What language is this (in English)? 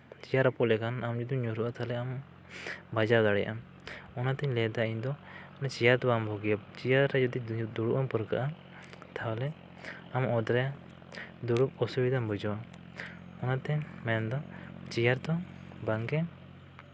Santali